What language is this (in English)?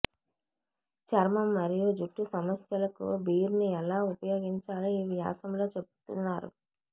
Telugu